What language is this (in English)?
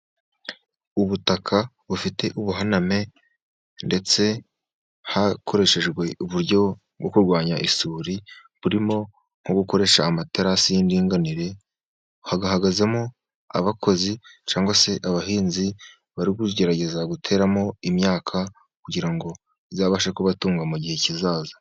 Kinyarwanda